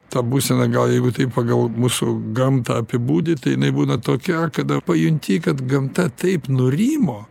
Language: Lithuanian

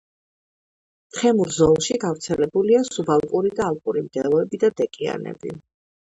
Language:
Georgian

